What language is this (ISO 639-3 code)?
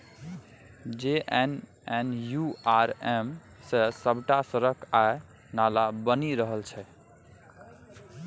mai